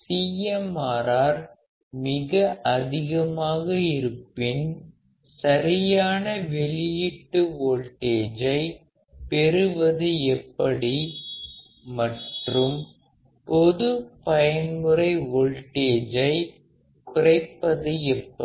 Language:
Tamil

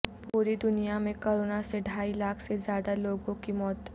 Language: Urdu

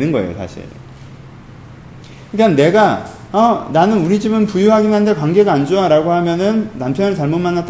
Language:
Korean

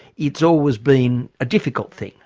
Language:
English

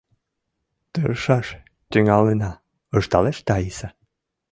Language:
Mari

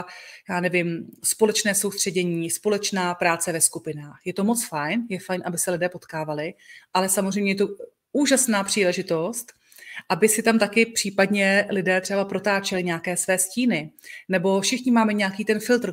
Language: Czech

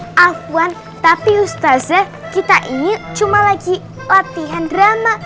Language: Indonesian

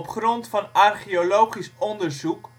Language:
Dutch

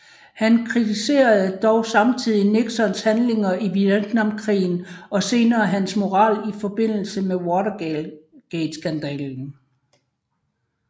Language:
Danish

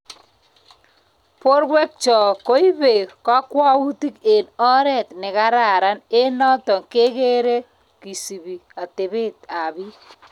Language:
Kalenjin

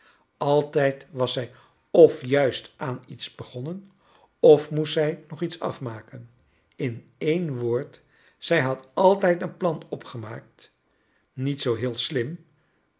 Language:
Dutch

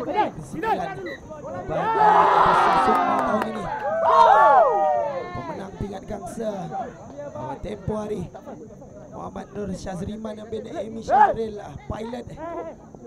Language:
Malay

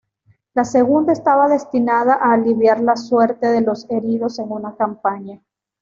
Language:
Spanish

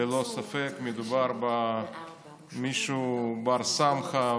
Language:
Hebrew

